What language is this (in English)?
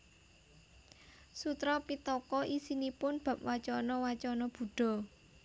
Javanese